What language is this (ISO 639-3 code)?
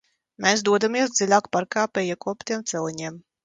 lav